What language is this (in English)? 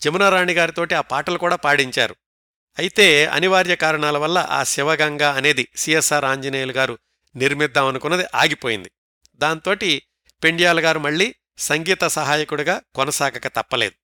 Telugu